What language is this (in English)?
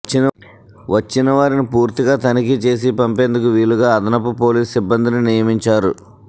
Telugu